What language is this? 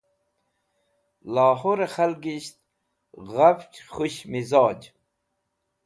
Wakhi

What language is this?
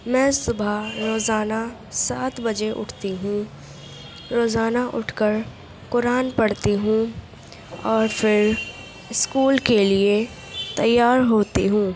Urdu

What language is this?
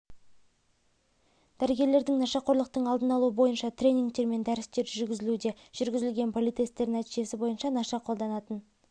Kazakh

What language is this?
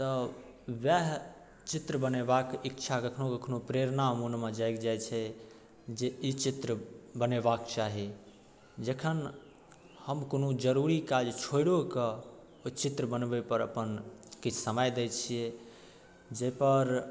Maithili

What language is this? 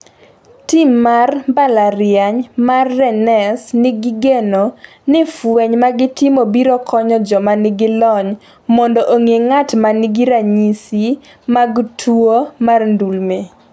Luo (Kenya and Tanzania)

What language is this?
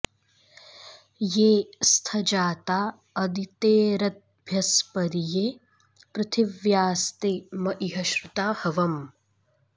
Sanskrit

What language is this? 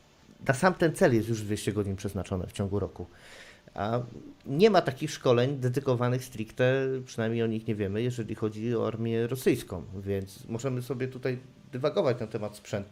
Polish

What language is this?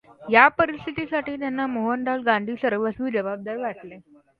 Marathi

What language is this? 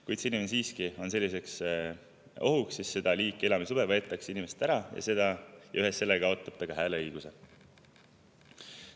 Estonian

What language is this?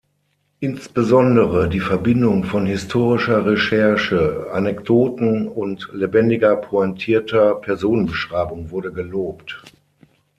German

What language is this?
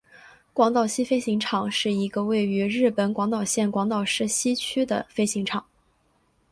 Chinese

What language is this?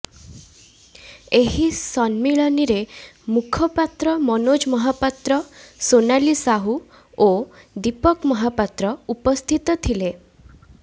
Odia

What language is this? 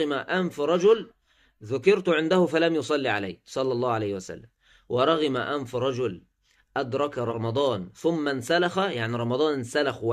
Arabic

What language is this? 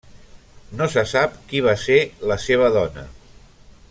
Catalan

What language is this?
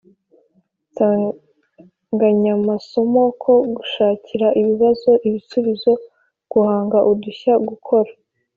Kinyarwanda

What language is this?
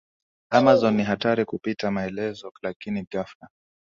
Swahili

